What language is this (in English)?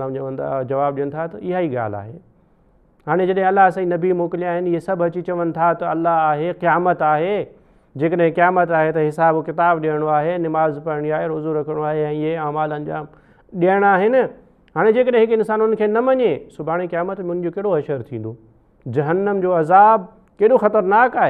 Hindi